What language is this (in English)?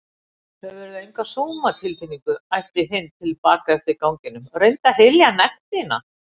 Icelandic